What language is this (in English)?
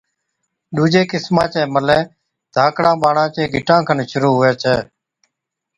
Od